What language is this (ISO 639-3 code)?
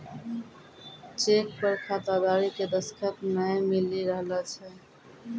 mai